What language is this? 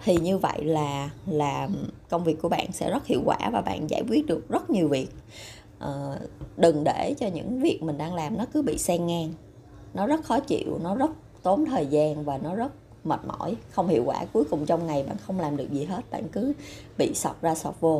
Vietnamese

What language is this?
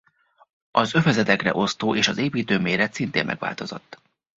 Hungarian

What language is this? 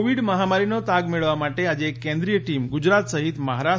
Gujarati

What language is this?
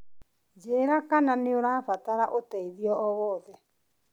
Kikuyu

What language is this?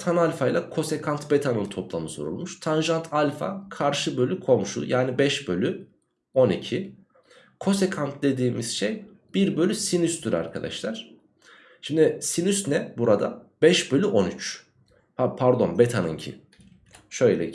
Turkish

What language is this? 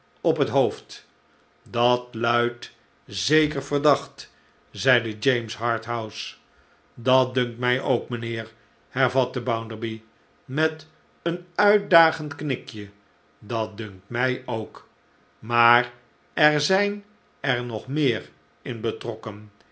Dutch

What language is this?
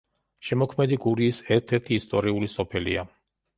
Georgian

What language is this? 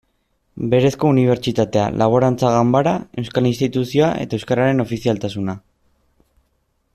Basque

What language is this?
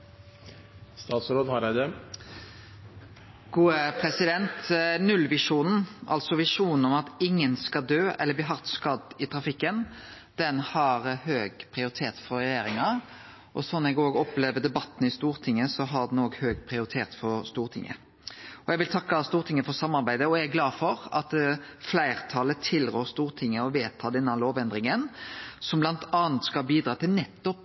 Norwegian Nynorsk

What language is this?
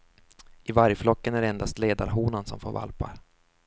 Swedish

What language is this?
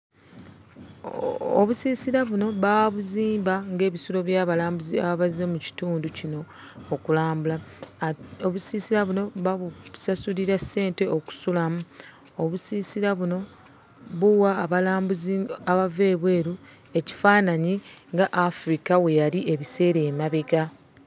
Ganda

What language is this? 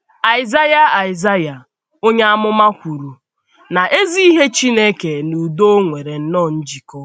Igbo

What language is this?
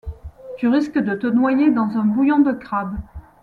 French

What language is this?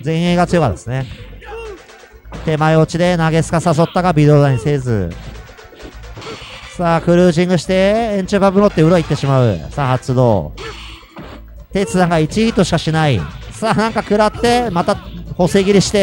Japanese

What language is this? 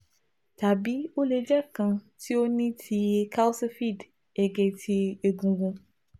Yoruba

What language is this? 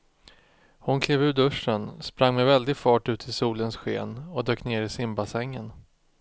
Swedish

